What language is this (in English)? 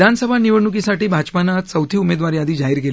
Marathi